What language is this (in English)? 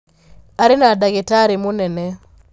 Kikuyu